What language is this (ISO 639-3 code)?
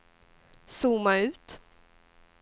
swe